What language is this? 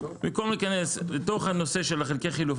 Hebrew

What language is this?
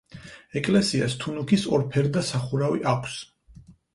Georgian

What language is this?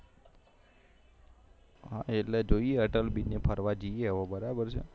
Gujarati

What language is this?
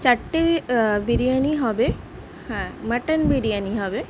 Bangla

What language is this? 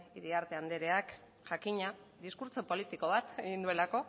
Basque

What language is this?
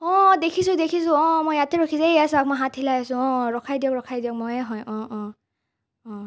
Assamese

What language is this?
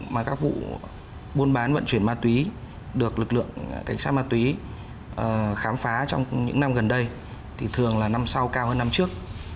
Vietnamese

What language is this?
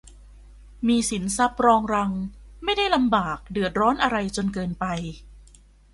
Thai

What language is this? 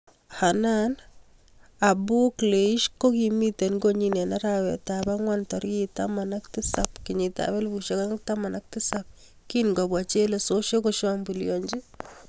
Kalenjin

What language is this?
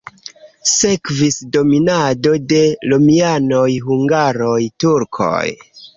Esperanto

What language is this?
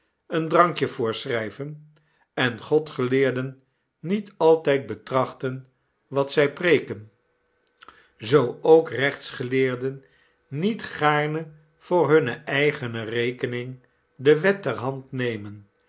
Dutch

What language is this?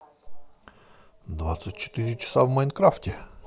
Russian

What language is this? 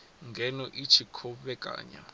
Venda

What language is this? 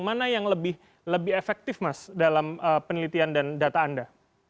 Indonesian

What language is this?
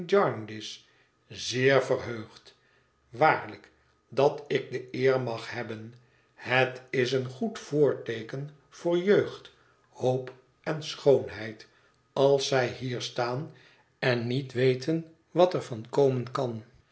Dutch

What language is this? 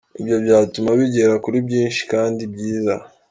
Kinyarwanda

